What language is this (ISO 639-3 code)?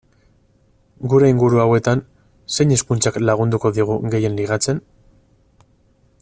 eus